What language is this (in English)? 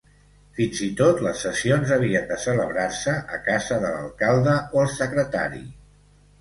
Catalan